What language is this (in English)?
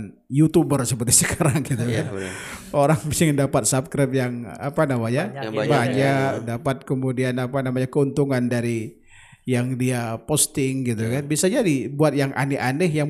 Indonesian